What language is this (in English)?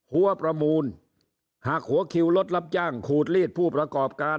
Thai